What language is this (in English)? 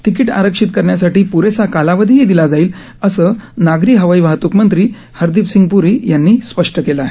Marathi